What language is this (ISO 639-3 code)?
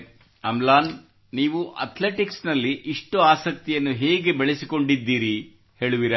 kan